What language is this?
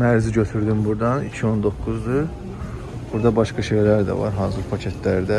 Turkish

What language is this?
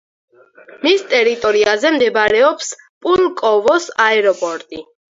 Georgian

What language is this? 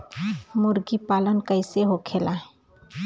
Bhojpuri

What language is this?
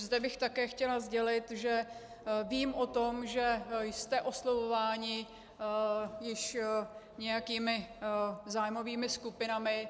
Czech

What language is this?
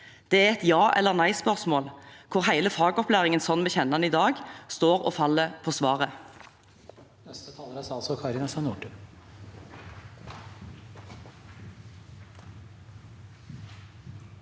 Norwegian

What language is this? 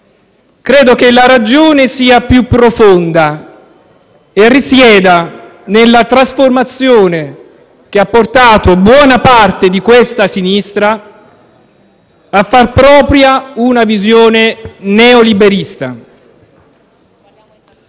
Italian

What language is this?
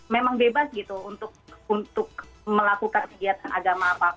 Indonesian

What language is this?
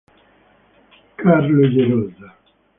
Italian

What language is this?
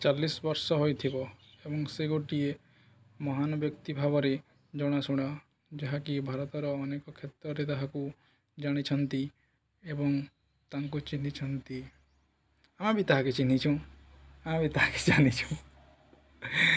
Odia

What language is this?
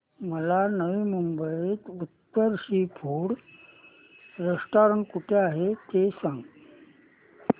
Marathi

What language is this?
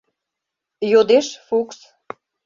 Mari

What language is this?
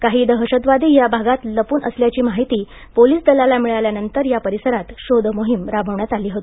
Marathi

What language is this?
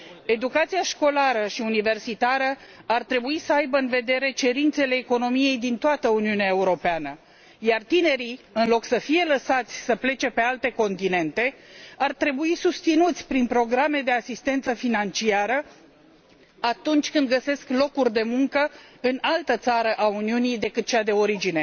Romanian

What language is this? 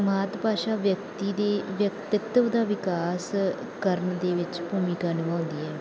Punjabi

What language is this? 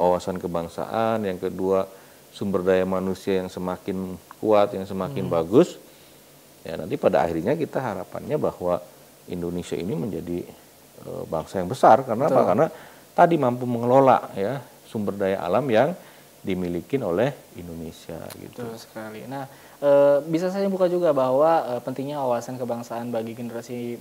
Indonesian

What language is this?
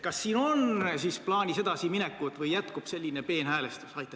Estonian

